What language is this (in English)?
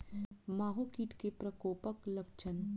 Maithili